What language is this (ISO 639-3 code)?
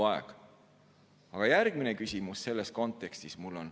est